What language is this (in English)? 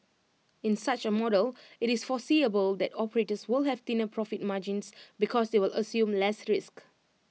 English